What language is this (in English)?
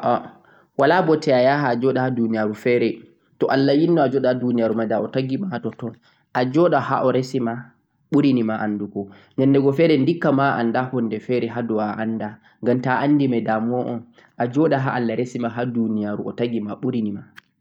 Central-Eastern Niger Fulfulde